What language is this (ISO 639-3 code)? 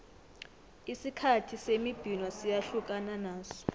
nbl